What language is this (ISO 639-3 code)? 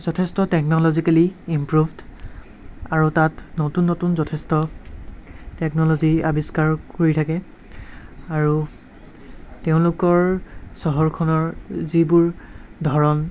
asm